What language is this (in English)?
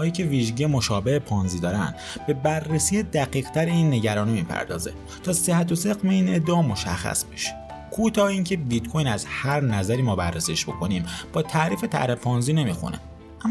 Persian